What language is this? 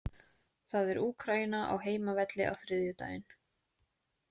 Icelandic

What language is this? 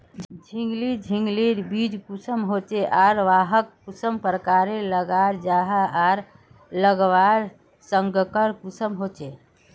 Magahi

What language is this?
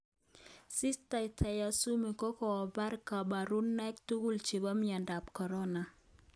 Kalenjin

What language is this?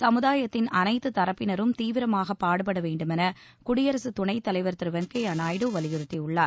Tamil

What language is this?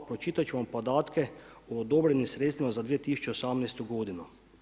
Croatian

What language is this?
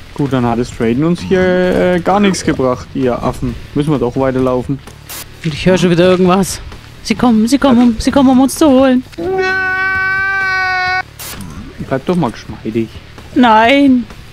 German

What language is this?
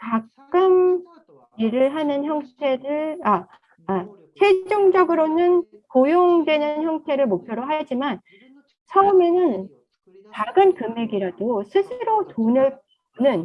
Korean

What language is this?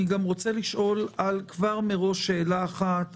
Hebrew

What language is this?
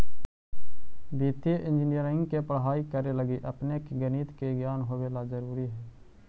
Magahi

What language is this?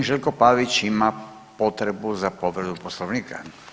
Croatian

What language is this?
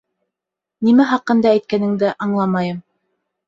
Bashkir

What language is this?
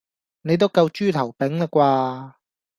Cantonese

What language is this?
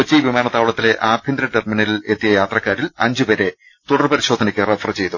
Malayalam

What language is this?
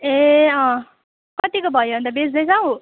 Nepali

